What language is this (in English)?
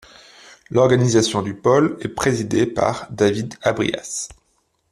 French